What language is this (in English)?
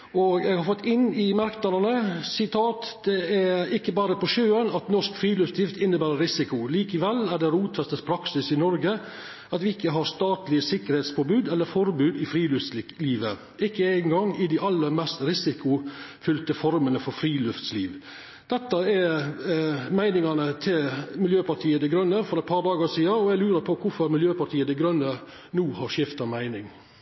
Norwegian Nynorsk